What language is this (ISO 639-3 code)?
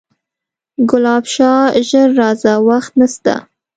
pus